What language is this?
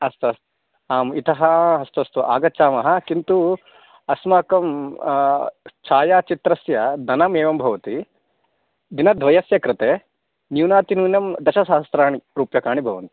Sanskrit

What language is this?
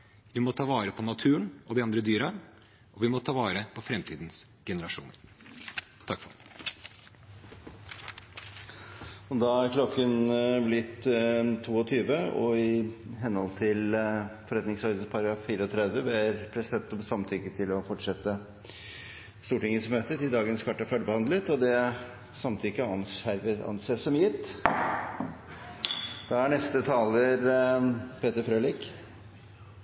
Norwegian Bokmål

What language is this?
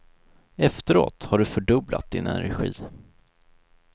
Swedish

